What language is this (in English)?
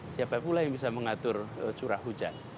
Indonesian